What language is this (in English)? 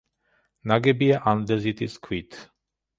Georgian